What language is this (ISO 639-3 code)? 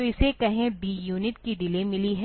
hin